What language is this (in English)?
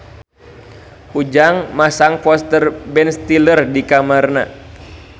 Sundanese